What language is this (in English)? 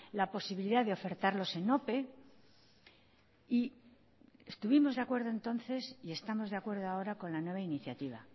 Spanish